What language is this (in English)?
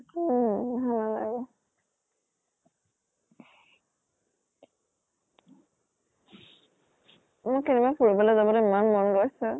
Assamese